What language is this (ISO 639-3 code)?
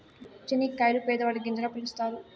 tel